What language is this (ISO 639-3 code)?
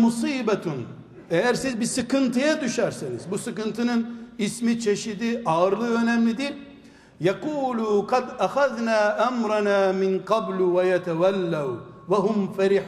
tur